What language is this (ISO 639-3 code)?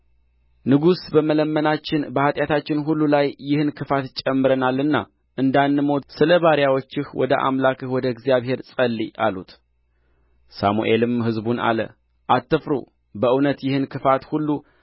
amh